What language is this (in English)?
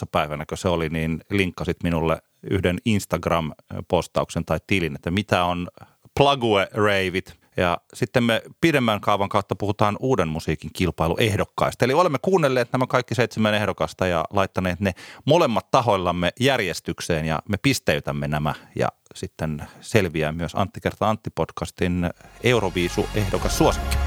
Finnish